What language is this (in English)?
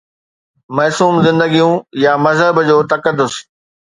Sindhi